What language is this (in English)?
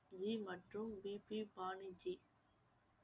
Tamil